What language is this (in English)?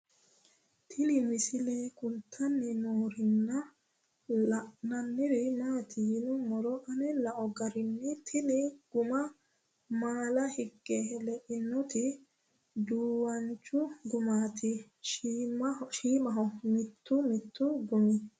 Sidamo